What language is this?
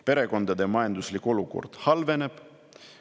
Estonian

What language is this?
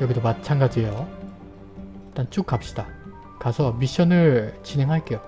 Korean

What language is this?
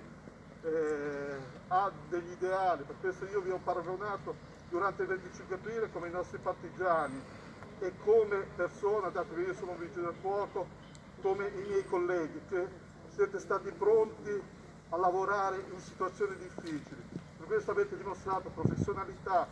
Italian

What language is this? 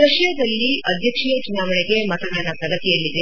Kannada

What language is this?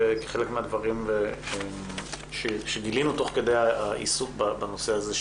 Hebrew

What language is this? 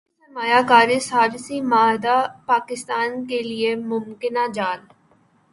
Urdu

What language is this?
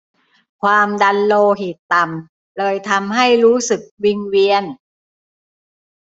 Thai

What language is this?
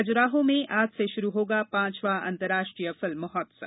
Hindi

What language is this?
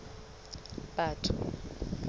Southern Sotho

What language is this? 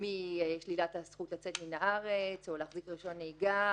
Hebrew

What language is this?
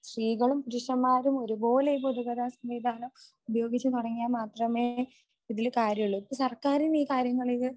Malayalam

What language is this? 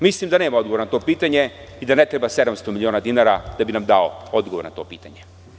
Serbian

